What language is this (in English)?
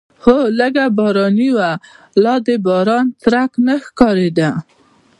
Pashto